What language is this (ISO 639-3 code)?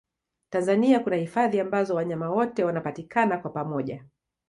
swa